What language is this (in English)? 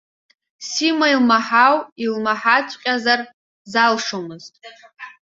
Abkhazian